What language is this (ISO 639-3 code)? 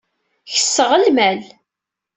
kab